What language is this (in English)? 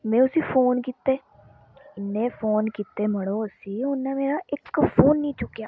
Dogri